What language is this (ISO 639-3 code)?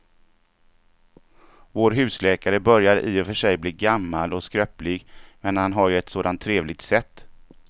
swe